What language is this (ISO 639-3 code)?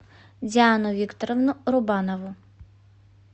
rus